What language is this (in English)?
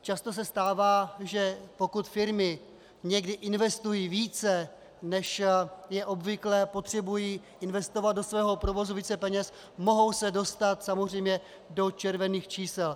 Czech